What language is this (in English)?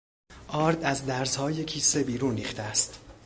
Persian